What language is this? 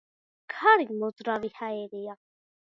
Georgian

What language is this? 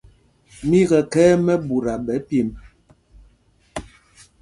Mpumpong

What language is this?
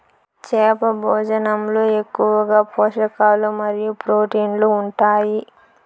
Telugu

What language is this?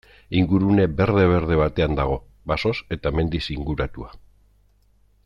Basque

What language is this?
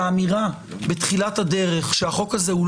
Hebrew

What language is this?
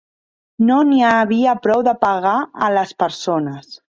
Catalan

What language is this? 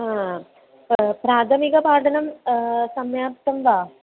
Sanskrit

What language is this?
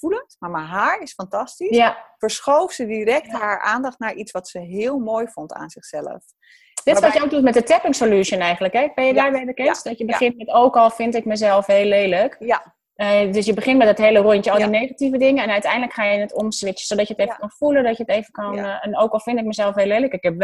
Dutch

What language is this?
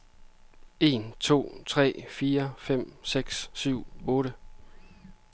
Danish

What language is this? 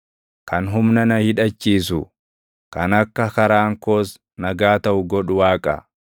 Oromo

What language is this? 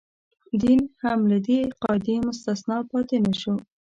Pashto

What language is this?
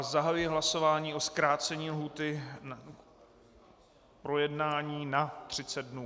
Czech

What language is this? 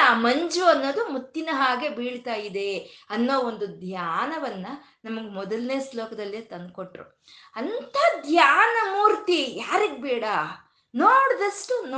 Kannada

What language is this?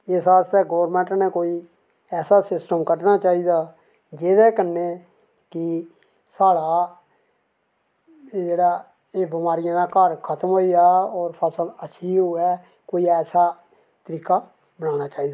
Dogri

